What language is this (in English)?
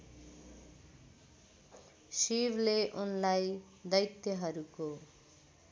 Nepali